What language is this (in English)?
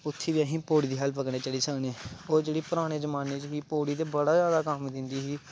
Dogri